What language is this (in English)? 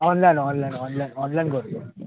Marathi